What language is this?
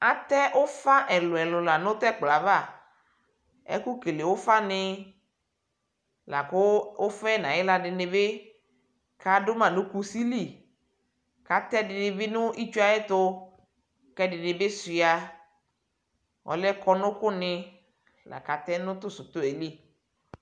Ikposo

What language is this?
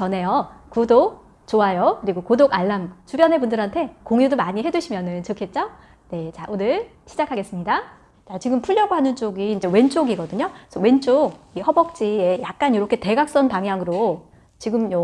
Korean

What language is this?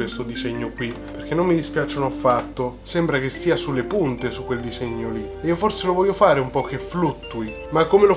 Italian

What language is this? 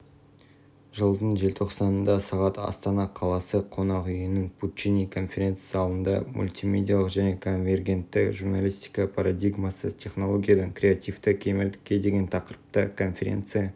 Kazakh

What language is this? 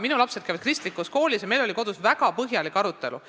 Estonian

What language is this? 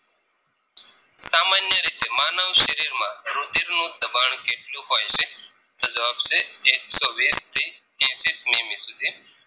Gujarati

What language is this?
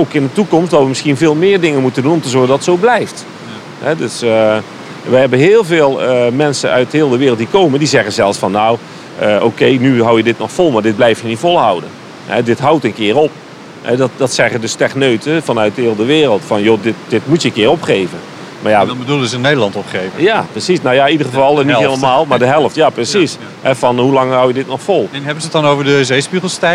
Dutch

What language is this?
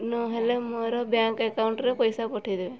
Odia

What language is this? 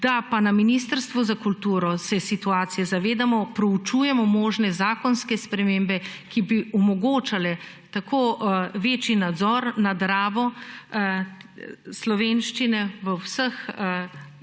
Slovenian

